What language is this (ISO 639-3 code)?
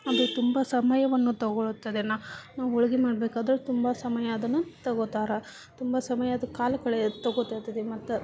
kan